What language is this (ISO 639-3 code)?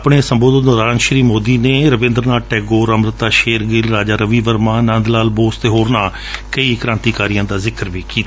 pan